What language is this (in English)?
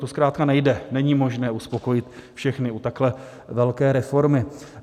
Czech